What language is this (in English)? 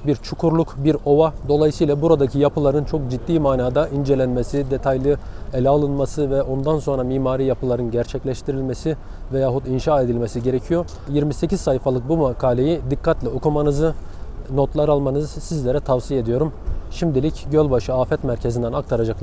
Turkish